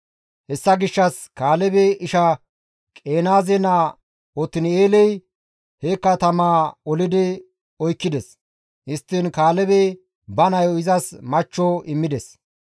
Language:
Gamo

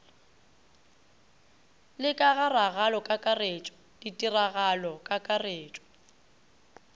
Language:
Northern Sotho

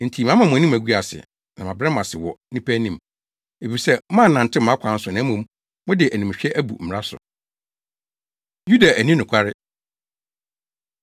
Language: Akan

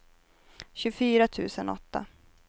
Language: Swedish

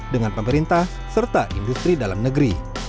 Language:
Indonesian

